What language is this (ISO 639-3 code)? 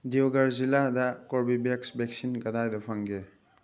mni